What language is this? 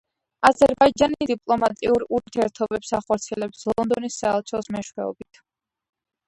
Georgian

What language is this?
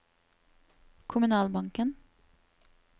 Norwegian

